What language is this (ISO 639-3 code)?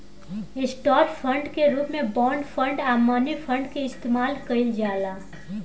bho